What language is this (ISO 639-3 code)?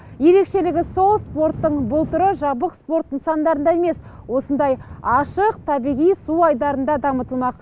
kaz